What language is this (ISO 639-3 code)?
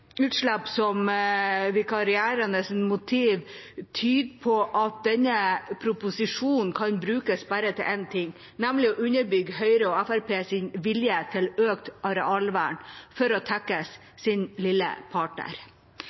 nob